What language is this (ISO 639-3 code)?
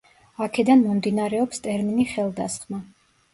kat